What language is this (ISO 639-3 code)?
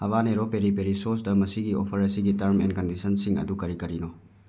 mni